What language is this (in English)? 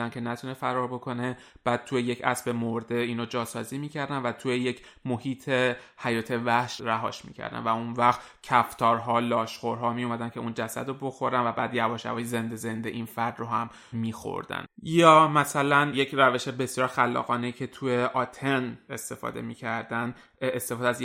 Persian